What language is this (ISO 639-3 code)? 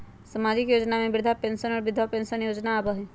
mag